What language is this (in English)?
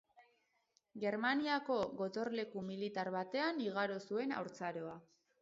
Basque